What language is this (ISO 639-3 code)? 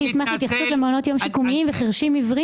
heb